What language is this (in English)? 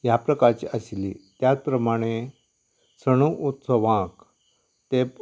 Konkani